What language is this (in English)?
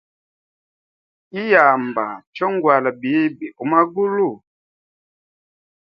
Hemba